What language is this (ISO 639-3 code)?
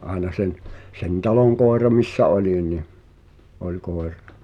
fin